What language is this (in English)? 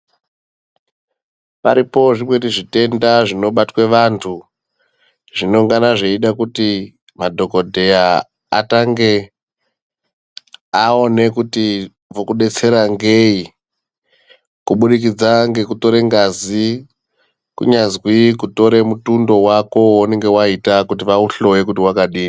Ndau